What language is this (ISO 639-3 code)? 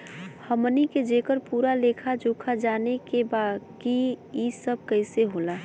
bho